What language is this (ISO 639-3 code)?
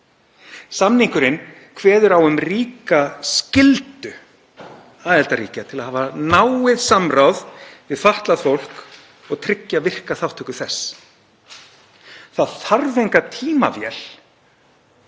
isl